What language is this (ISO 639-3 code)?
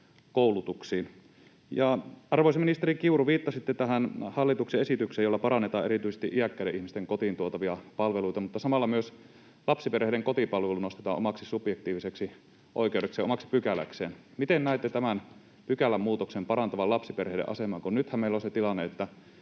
fin